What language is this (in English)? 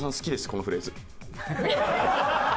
Japanese